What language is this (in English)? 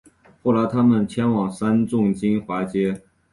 Chinese